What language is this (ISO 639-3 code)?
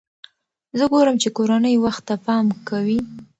pus